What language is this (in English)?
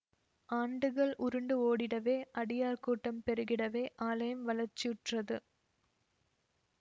Tamil